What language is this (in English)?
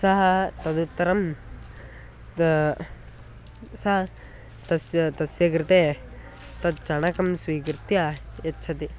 Sanskrit